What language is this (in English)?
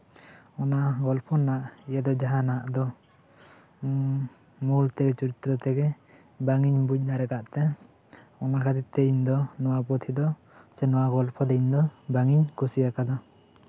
Santali